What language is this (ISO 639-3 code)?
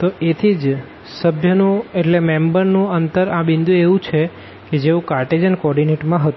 guj